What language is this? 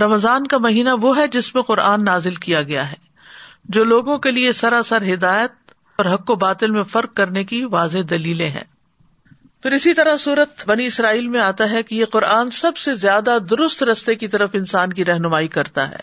Urdu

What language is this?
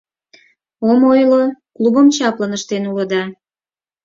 Mari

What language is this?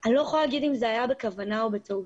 Hebrew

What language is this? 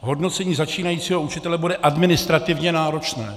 Czech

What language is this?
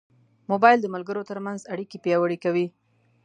Pashto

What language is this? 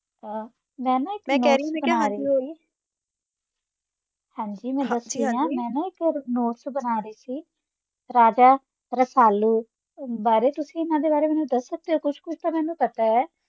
Punjabi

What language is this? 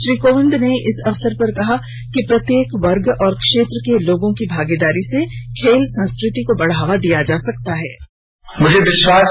Hindi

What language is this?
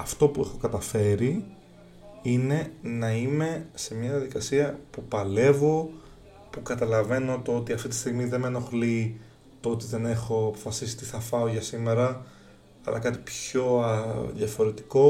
Greek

